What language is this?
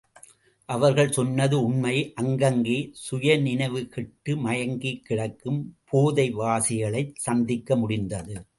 Tamil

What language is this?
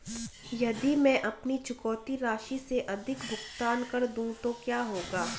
Hindi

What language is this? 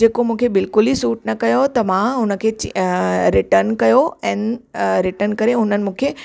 Sindhi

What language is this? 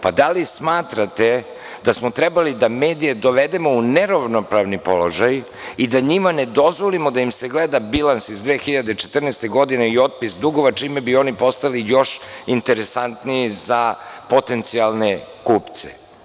Serbian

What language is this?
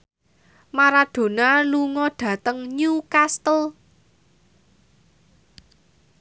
Javanese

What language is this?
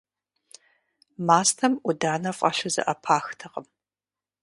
Kabardian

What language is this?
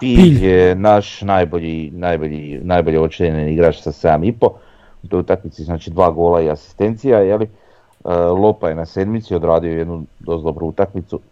Croatian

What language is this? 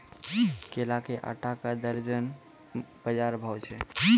Maithili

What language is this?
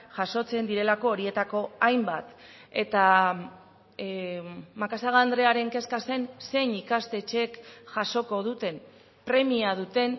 Basque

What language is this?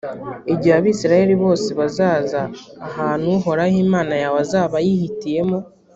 Kinyarwanda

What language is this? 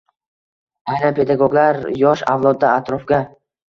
Uzbek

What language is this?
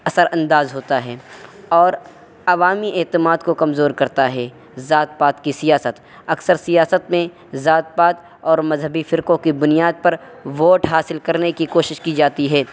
Urdu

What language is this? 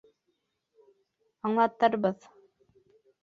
Bashkir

